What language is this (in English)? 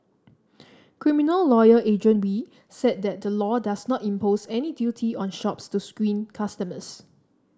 English